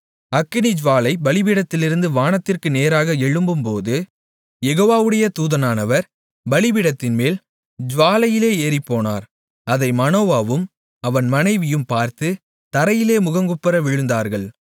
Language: Tamil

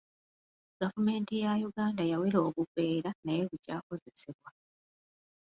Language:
Ganda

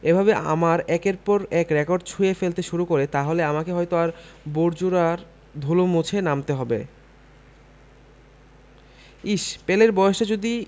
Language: Bangla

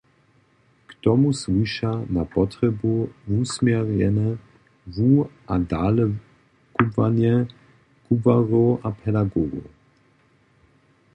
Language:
Upper Sorbian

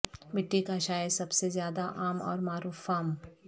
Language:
Urdu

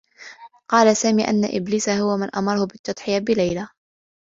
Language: Arabic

